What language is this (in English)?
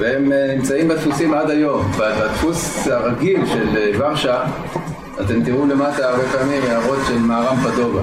Hebrew